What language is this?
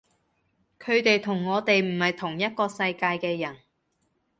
Cantonese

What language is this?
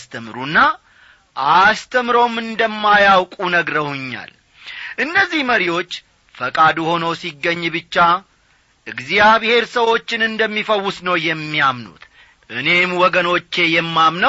Amharic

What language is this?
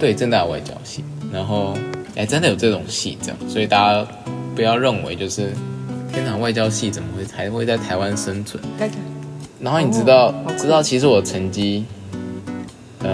Chinese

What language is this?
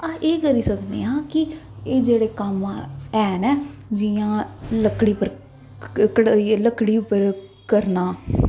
Dogri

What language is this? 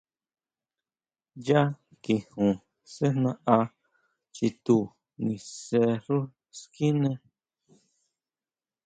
Huautla Mazatec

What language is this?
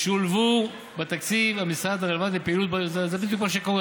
Hebrew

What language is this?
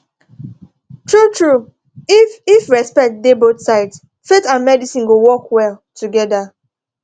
Nigerian Pidgin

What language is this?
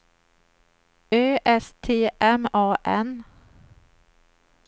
Swedish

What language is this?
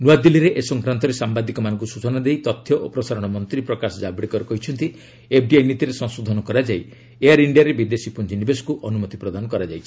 Odia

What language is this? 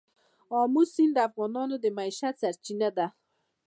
Pashto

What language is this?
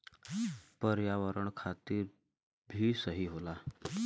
Bhojpuri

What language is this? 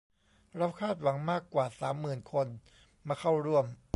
Thai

